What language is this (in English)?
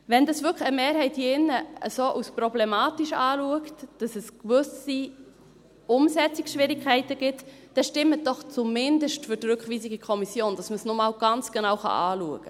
Swiss German